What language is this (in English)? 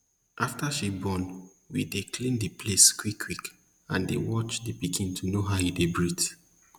Nigerian Pidgin